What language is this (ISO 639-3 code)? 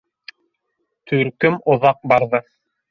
bak